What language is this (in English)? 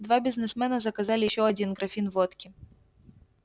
Russian